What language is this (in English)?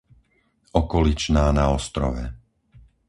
Slovak